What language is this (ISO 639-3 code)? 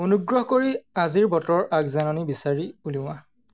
asm